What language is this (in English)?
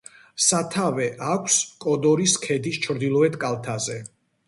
Georgian